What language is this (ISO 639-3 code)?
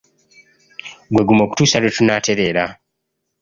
lug